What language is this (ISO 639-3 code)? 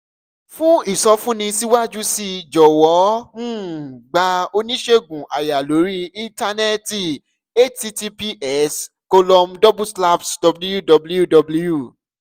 yor